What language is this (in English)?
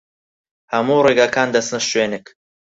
Central Kurdish